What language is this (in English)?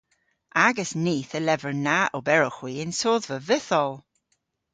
Cornish